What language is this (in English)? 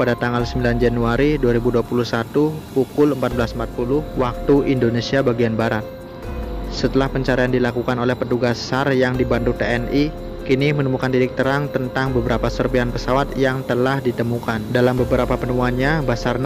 Indonesian